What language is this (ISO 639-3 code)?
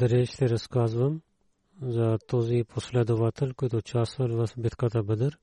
bul